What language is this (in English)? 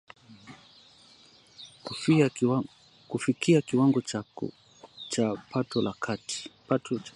Swahili